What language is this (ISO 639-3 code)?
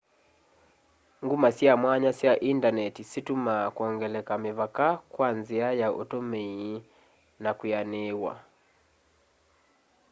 kam